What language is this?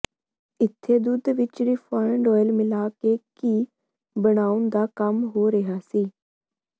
Punjabi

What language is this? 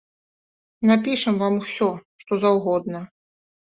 Belarusian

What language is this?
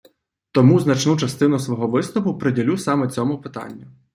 Ukrainian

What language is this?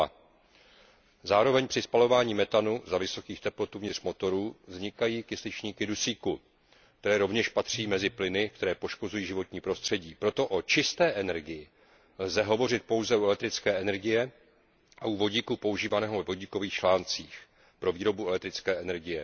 Czech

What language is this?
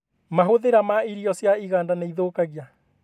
Kikuyu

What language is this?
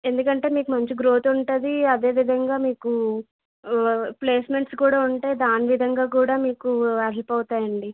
Telugu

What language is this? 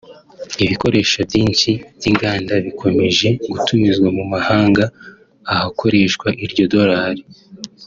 Kinyarwanda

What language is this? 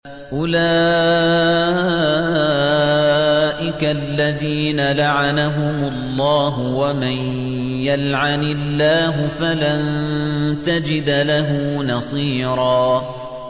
Arabic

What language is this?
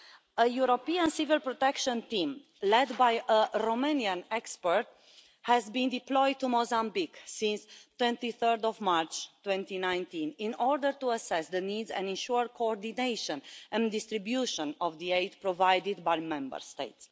English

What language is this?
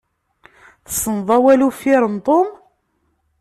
Kabyle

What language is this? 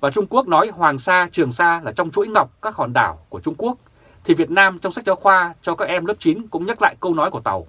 Vietnamese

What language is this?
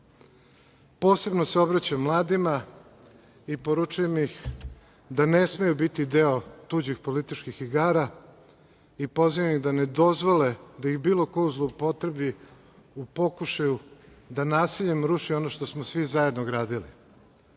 Serbian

